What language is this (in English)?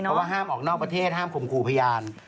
Thai